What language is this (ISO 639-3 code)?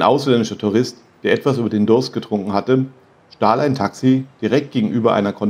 deu